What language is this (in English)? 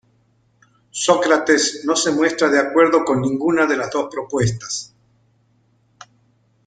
Spanish